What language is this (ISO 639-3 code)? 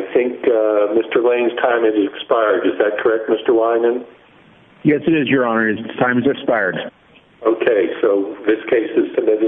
eng